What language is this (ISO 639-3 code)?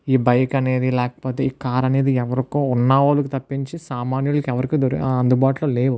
tel